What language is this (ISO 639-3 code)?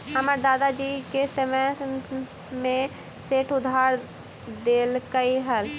mag